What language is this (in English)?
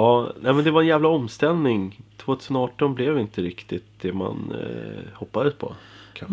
Swedish